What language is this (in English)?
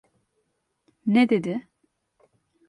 Turkish